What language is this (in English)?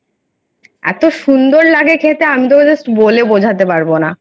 Bangla